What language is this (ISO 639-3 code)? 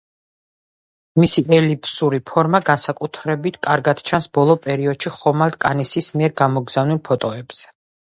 kat